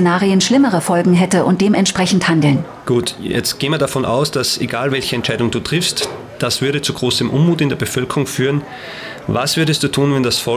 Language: German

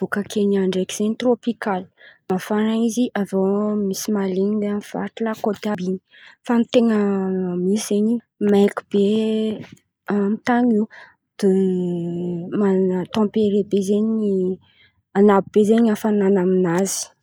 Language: Antankarana Malagasy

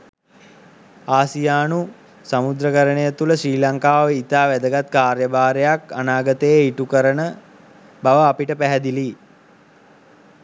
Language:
Sinhala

